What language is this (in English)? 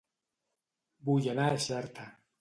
Catalan